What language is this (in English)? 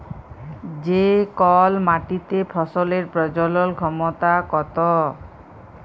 Bangla